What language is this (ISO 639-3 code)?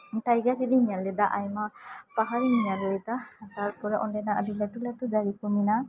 sat